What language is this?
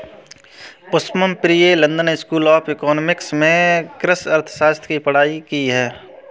Hindi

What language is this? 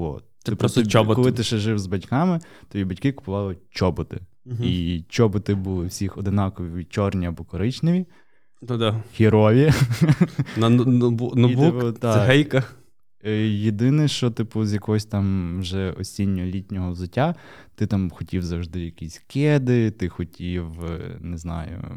Ukrainian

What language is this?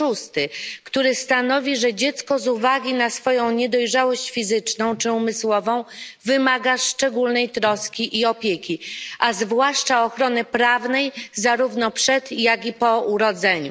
Polish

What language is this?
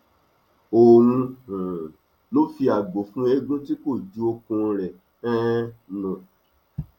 Yoruba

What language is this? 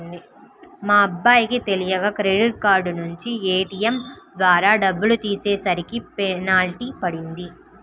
Telugu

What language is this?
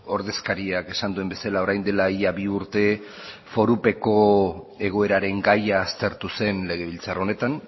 Basque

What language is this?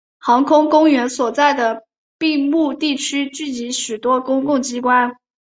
Chinese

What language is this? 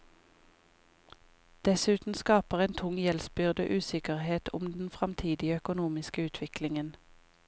Norwegian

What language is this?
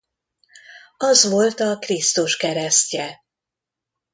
Hungarian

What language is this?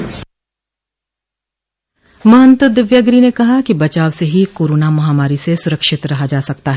Hindi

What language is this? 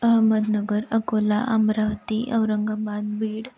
Marathi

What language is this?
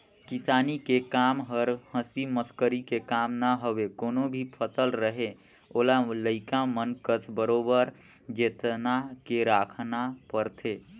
Chhattisgarhi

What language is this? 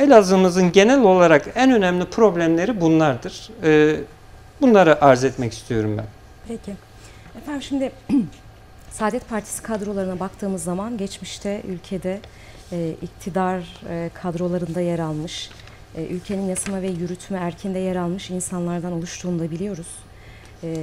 Turkish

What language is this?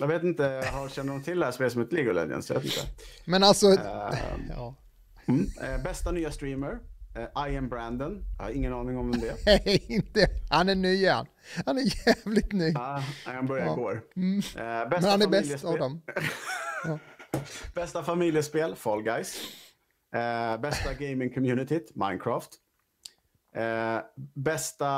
Swedish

